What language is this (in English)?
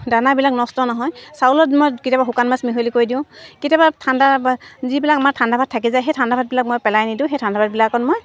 Assamese